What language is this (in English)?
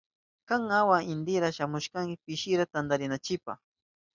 Southern Pastaza Quechua